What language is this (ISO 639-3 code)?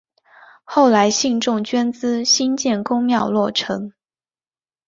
zho